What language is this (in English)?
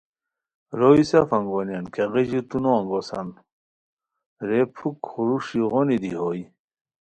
Khowar